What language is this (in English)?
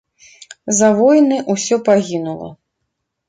Belarusian